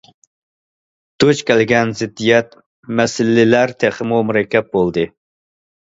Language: Uyghur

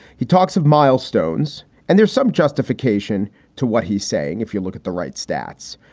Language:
English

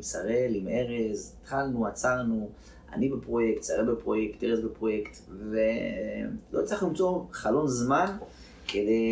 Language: Hebrew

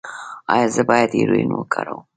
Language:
Pashto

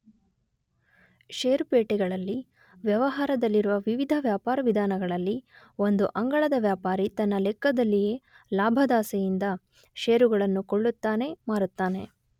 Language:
Kannada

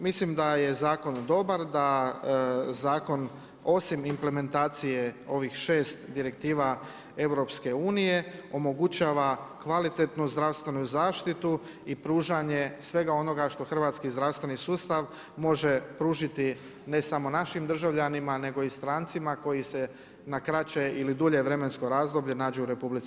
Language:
Croatian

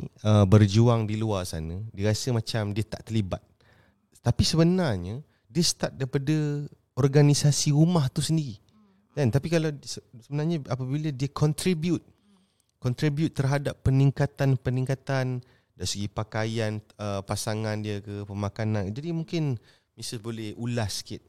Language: Malay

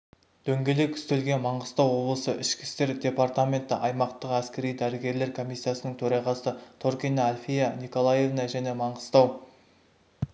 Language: Kazakh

